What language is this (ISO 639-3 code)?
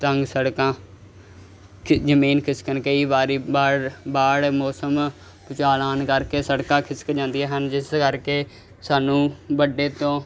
pan